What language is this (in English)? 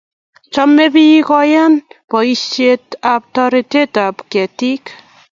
Kalenjin